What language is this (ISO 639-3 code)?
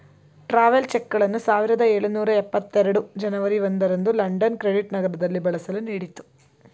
kan